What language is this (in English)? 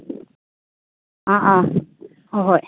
Manipuri